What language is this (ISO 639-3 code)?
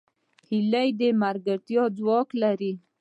pus